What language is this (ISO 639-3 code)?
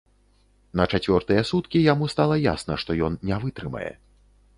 bel